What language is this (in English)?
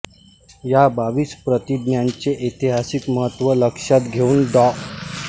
Marathi